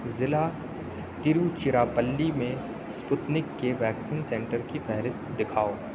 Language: Urdu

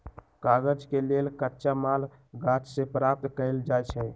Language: Magahi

